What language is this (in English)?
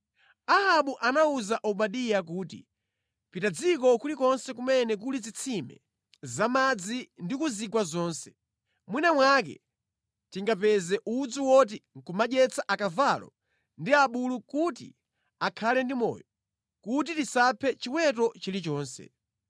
Nyanja